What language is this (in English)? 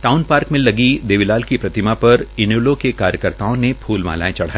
Hindi